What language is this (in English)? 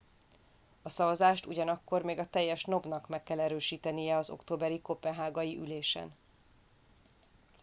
Hungarian